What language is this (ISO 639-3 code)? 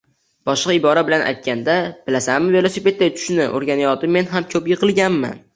uzb